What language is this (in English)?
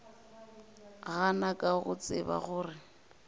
Northern Sotho